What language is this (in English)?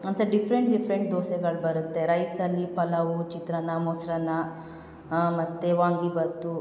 Kannada